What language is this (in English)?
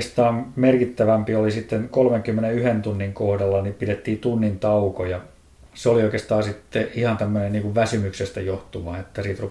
Finnish